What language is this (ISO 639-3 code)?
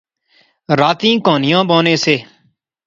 phr